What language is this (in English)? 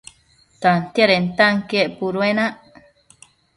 Matsés